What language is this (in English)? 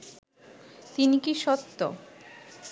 Bangla